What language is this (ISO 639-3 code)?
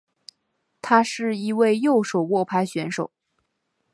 zho